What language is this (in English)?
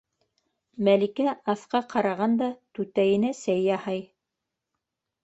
Bashkir